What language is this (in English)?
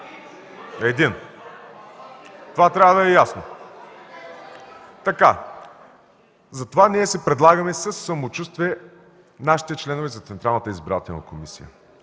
Bulgarian